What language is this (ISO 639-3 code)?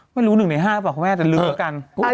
tha